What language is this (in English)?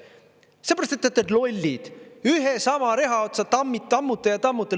Estonian